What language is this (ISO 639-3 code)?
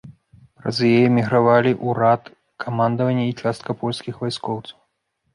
bel